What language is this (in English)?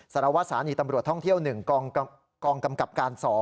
Thai